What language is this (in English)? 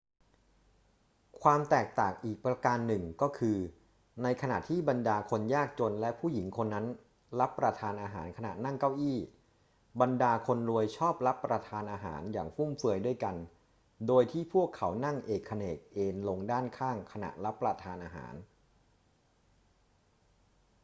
Thai